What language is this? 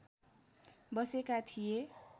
Nepali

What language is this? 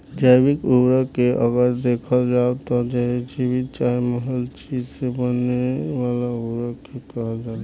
Bhojpuri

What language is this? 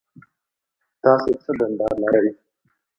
Pashto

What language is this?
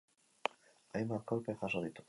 Basque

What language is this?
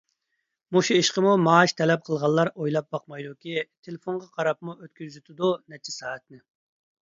Uyghur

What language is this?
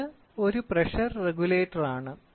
Malayalam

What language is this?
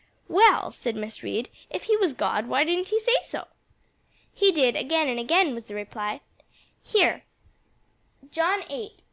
English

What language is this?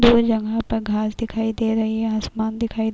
Hindi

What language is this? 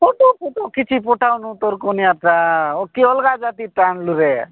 Odia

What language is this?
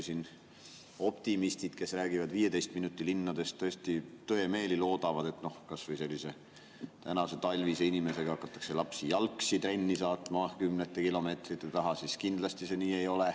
Estonian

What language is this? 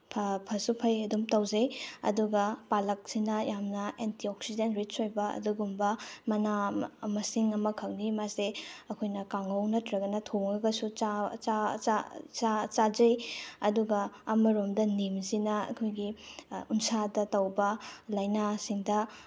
Manipuri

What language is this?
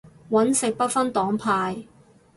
Cantonese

